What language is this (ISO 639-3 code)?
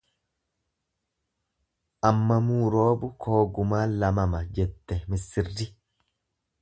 orm